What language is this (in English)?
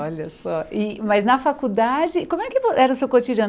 Portuguese